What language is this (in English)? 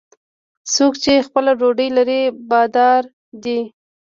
Pashto